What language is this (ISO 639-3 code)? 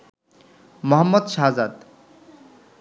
ben